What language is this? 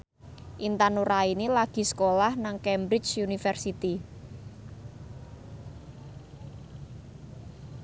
Javanese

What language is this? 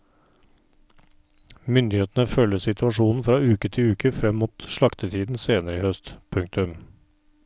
Norwegian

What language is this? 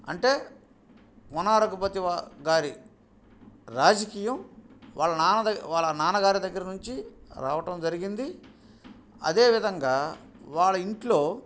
Telugu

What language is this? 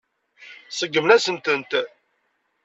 Kabyle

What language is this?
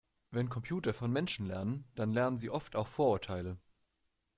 German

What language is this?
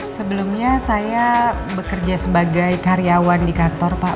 Indonesian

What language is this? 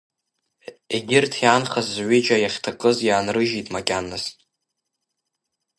Abkhazian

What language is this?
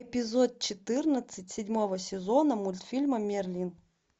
Russian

